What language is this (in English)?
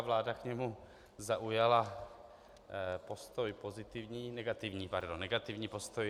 Czech